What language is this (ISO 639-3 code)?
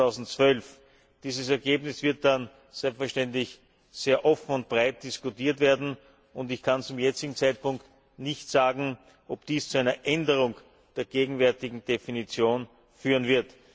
deu